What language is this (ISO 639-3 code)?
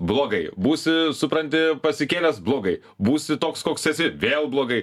lit